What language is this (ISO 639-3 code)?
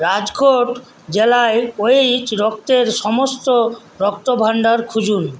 ben